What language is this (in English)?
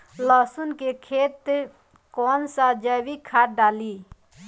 Bhojpuri